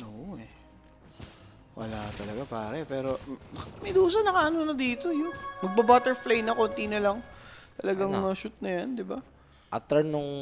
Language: Filipino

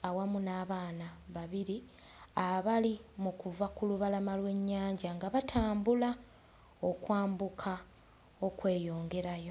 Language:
Ganda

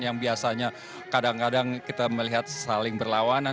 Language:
Indonesian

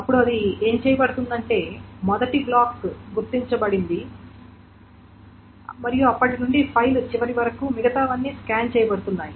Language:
Telugu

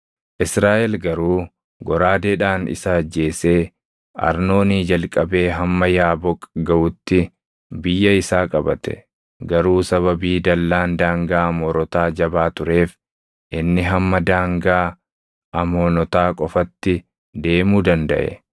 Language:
Oromo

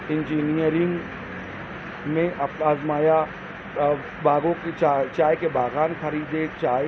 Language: Urdu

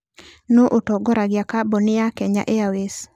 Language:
Kikuyu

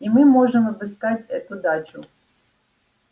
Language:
Russian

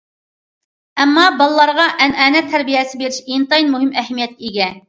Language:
Uyghur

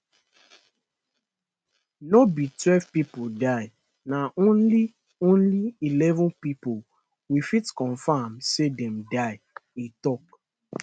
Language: Nigerian Pidgin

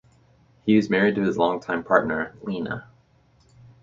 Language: English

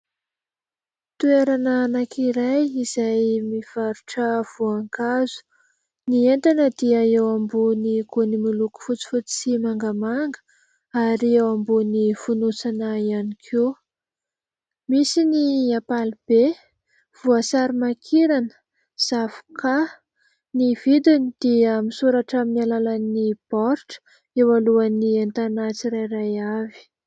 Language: Malagasy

